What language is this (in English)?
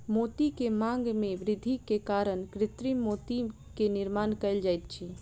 Maithili